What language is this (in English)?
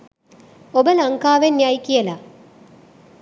Sinhala